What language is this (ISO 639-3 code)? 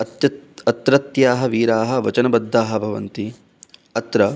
san